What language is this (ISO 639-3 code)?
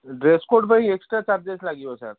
ori